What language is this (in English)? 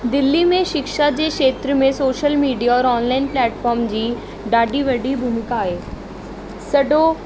Sindhi